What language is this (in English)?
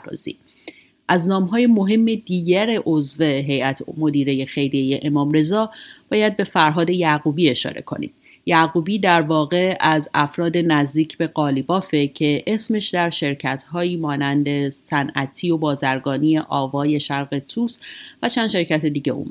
Persian